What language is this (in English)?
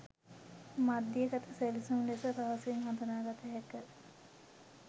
Sinhala